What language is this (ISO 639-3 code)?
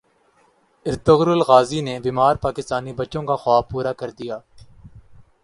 urd